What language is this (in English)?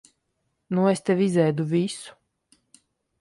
Latvian